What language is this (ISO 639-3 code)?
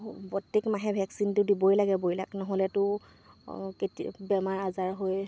asm